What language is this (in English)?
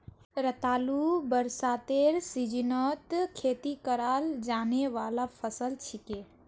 Magahi